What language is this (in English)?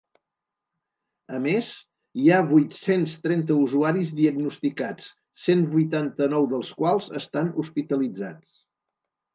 Catalan